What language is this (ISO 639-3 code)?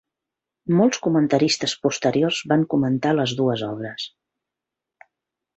cat